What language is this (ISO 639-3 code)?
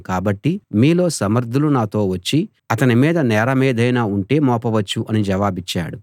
tel